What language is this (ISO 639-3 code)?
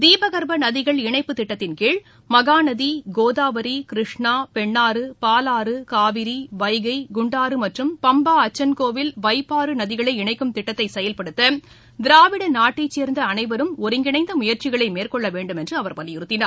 tam